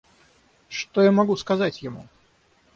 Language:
Russian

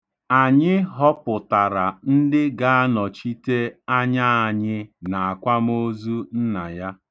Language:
Igbo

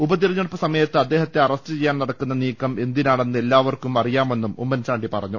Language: Malayalam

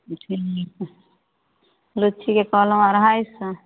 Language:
Maithili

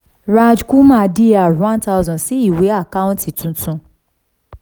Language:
Yoruba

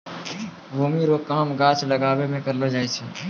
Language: Maithili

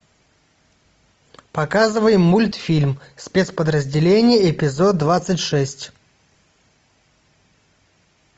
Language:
Russian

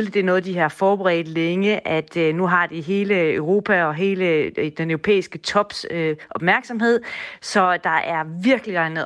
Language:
Danish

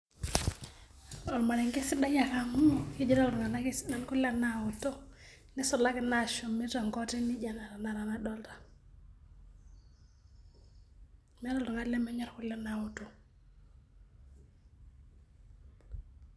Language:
Masai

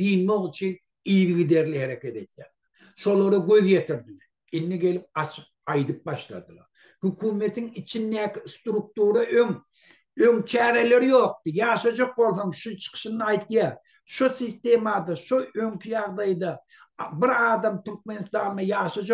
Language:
Turkish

